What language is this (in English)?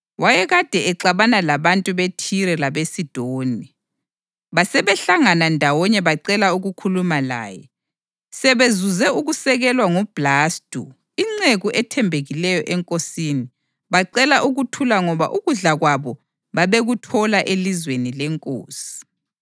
North Ndebele